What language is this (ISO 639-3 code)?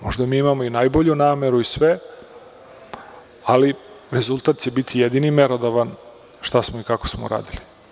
srp